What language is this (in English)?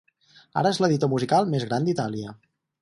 Catalan